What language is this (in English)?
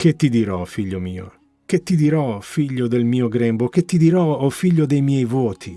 Italian